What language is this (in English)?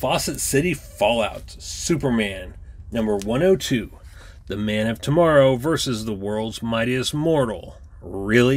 English